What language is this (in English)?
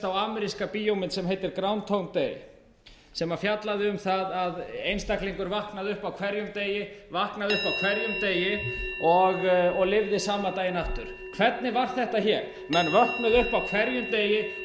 Icelandic